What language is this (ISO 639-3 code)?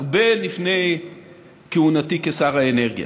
heb